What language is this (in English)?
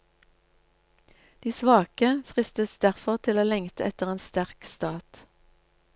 Norwegian